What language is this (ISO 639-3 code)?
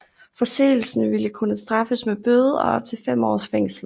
dan